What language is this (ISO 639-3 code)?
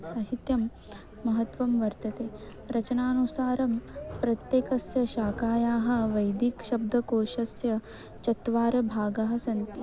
san